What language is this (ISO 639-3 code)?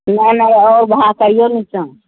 mai